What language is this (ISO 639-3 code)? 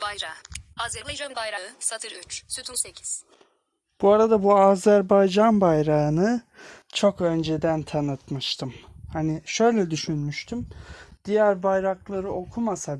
tur